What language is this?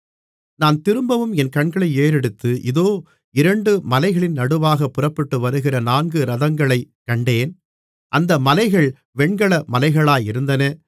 Tamil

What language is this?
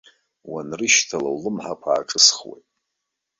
Abkhazian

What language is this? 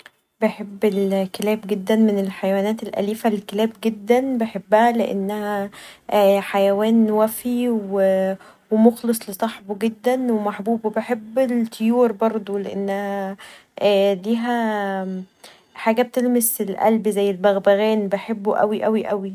Egyptian Arabic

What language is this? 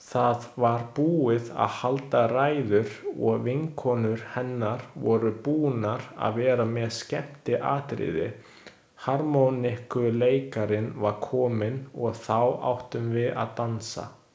Icelandic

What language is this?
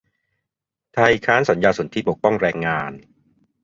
Thai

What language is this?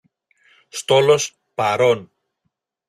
Greek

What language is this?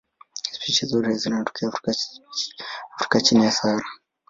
Swahili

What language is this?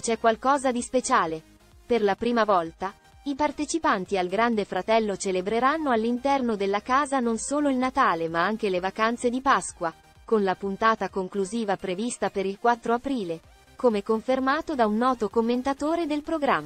Italian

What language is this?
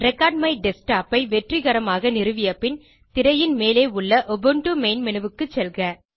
Tamil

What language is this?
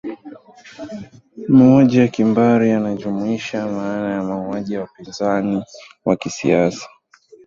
Swahili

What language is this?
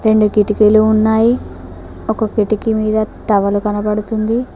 Telugu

